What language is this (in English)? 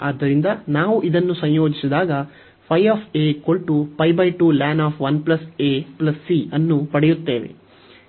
Kannada